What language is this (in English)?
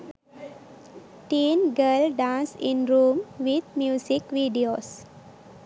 Sinhala